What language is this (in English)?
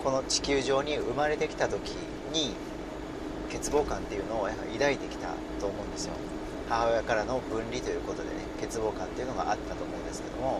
Japanese